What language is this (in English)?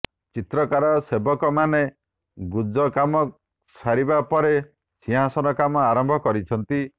Odia